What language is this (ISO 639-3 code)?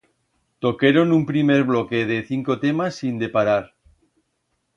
arg